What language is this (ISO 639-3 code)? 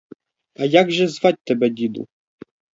ukr